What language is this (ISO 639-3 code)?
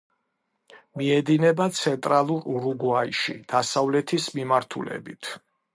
kat